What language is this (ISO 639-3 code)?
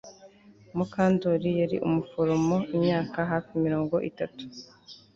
kin